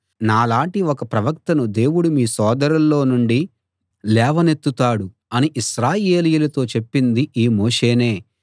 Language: Telugu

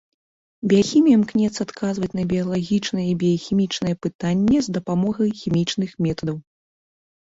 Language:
Belarusian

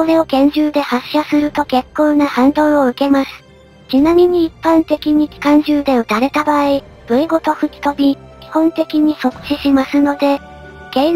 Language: Japanese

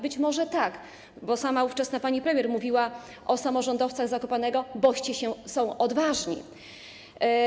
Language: Polish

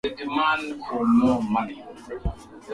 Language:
Swahili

